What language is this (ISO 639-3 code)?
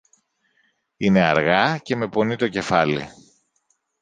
ell